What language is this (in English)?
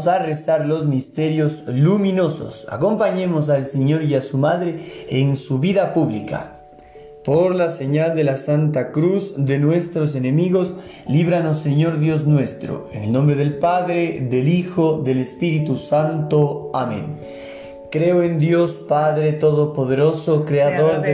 Spanish